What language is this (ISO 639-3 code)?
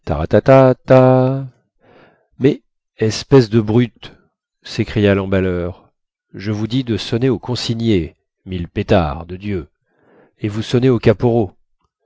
fra